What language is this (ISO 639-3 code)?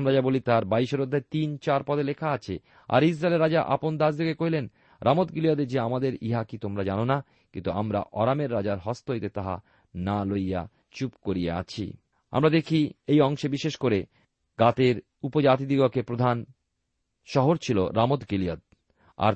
ben